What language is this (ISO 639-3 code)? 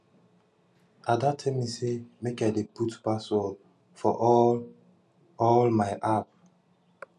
pcm